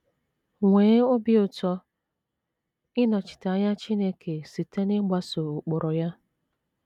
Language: Igbo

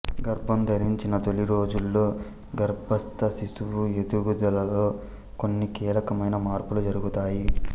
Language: Telugu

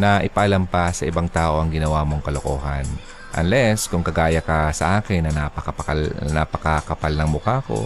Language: Filipino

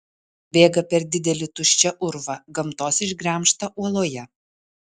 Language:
Lithuanian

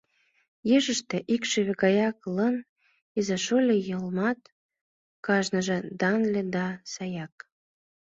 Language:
Mari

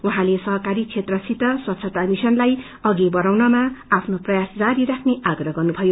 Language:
Nepali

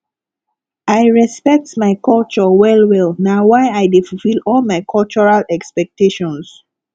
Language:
Nigerian Pidgin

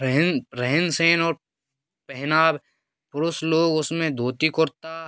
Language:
Hindi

